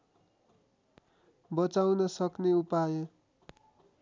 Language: Nepali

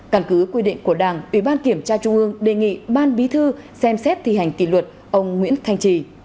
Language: Vietnamese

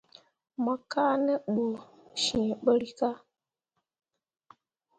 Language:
Mundang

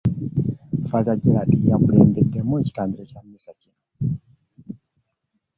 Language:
Ganda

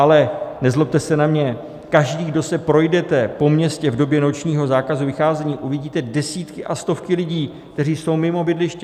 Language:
Czech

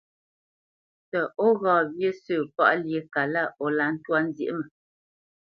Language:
Bamenyam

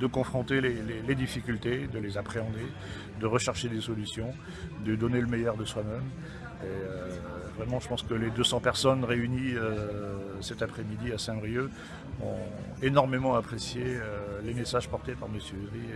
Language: French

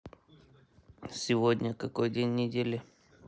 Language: Russian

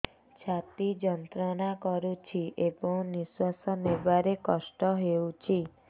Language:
Odia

